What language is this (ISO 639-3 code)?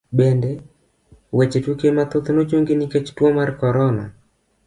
luo